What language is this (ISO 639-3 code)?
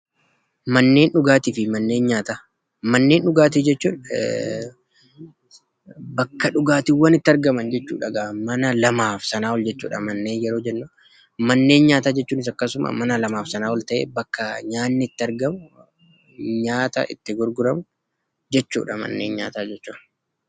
orm